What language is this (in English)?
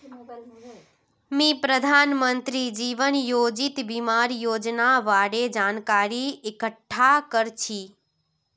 Magahi